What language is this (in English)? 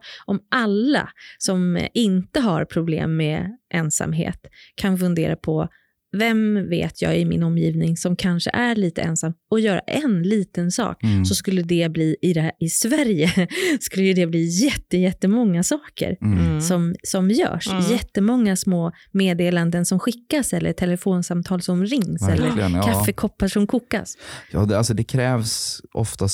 Swedish